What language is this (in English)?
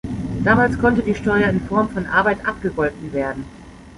German